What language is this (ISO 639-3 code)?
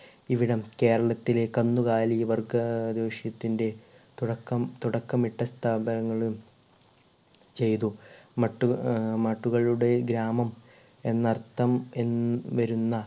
mal